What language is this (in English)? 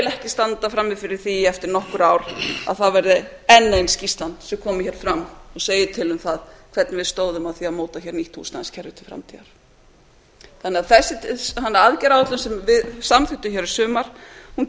Icelandic